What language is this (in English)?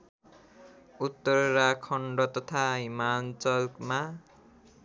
Nepali